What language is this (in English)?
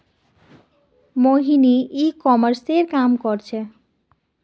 Magahi